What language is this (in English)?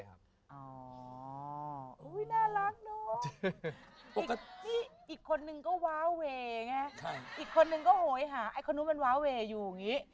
Thai